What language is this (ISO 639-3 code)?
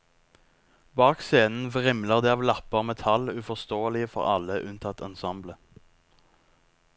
nor